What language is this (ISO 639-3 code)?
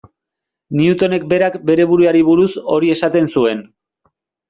eus